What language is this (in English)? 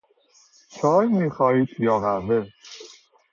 Persian